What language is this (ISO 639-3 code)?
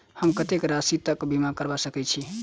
mai